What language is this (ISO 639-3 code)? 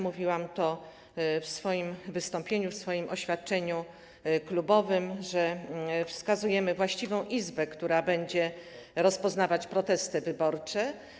pol